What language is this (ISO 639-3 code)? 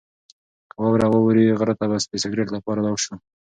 pus